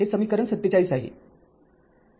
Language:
Marathi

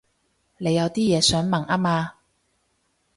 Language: Cantonese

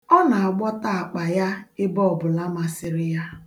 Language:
Igbo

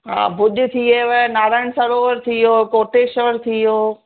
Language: Sindhi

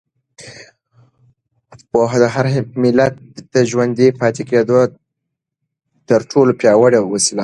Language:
Pashto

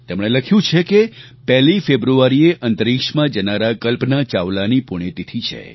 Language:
Gujarati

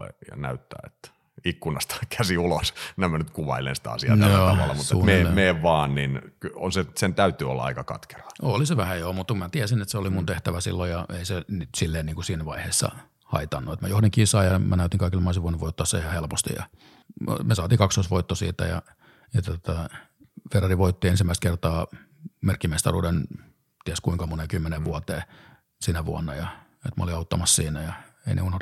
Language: Finnish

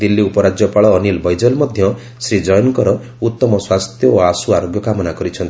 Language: Odia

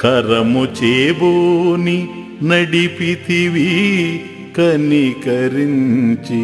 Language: Telugu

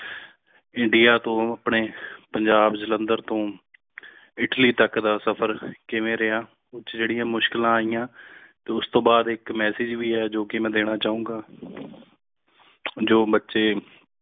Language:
Punjabi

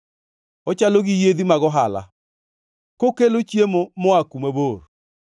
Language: Luo (Kenya and Tanzania)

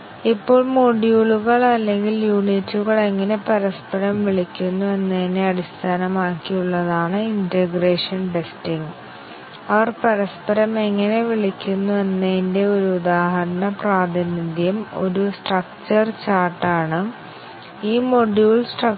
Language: Malayalam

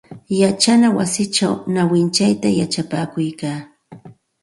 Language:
Santa Ana de Tusi Pasco Quechua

